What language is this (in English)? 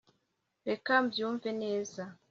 Kinyarwanda